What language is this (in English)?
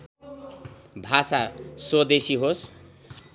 Nepali